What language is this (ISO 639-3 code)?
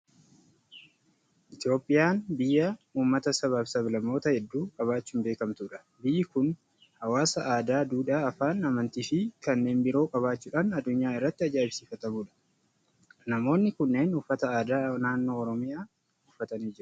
orm